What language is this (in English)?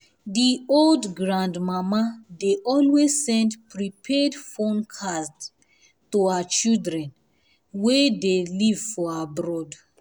Nigerian Pidgin